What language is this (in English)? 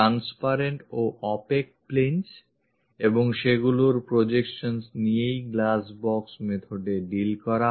Bangla